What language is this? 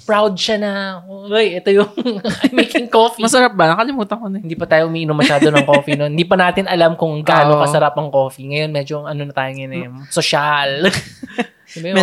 Filipino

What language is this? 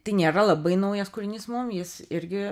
Lithuanian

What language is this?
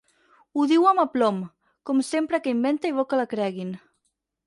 Catalan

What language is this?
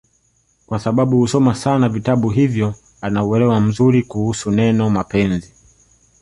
Swahili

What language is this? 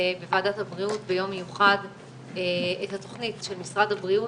Hebrew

